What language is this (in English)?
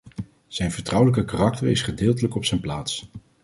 Dutch